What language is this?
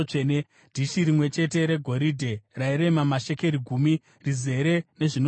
Shona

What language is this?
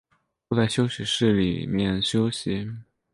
Chinese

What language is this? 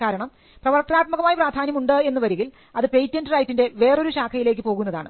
Malayalam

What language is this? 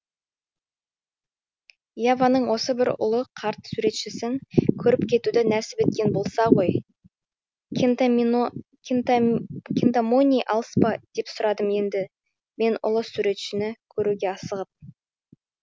Kazakh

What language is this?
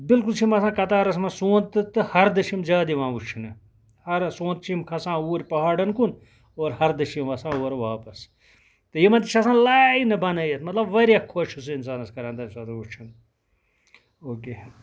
Kashmiri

